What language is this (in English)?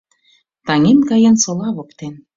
Mari